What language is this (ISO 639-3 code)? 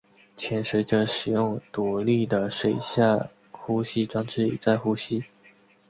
zho